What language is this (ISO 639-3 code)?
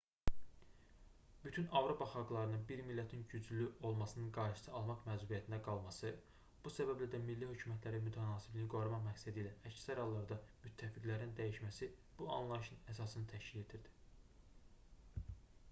aze